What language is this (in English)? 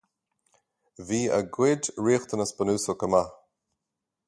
Irish